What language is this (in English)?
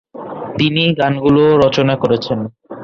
Bangla